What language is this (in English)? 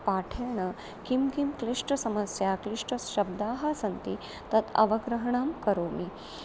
Sanskrit